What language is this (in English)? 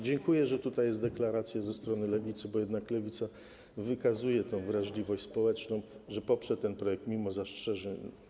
Polish